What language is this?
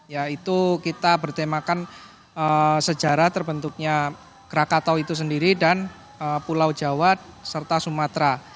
Indonesian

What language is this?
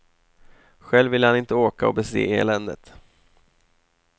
Swedish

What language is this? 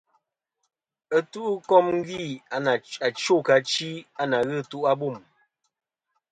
Kom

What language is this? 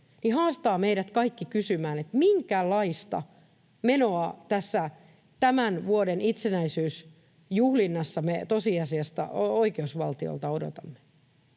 Finnish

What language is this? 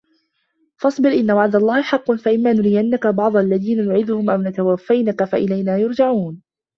Arabic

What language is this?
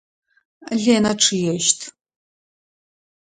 Adyghe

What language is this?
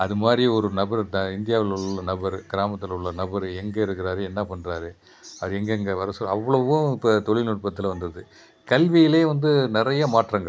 Tamil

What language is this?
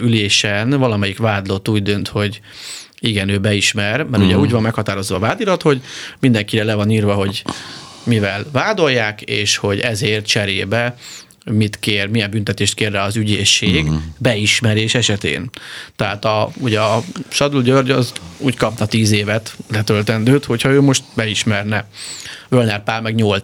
Hungarian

